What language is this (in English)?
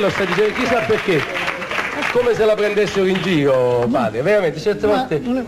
Italian